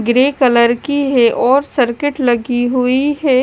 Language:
Hindi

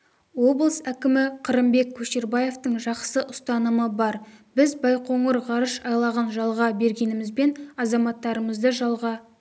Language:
Kazakh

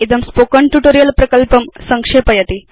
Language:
Sanskrit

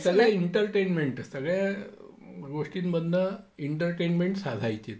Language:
Marathi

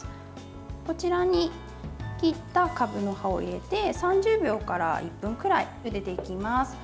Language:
Japanese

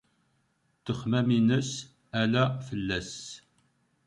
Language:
Kabyle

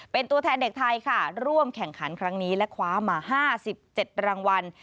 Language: Thai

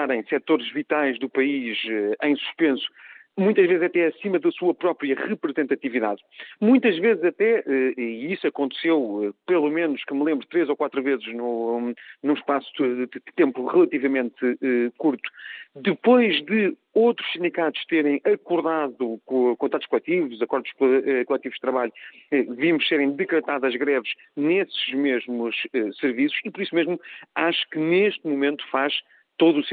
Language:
Portuguese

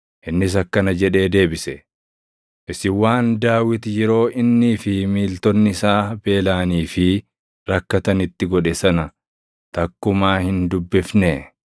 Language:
Oromo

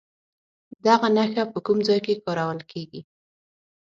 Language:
Pashto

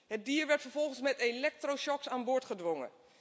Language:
Dutch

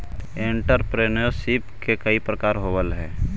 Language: Magahi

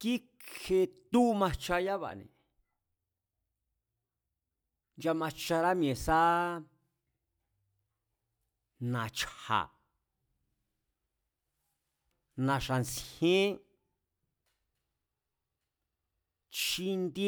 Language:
Mazatlán Mazatec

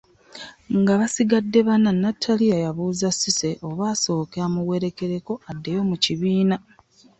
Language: Ganda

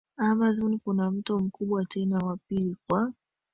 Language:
Swahili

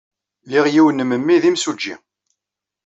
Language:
Kabyle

